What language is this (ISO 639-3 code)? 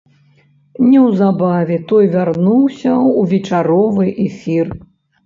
bel